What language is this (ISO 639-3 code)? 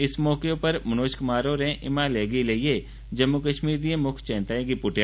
doi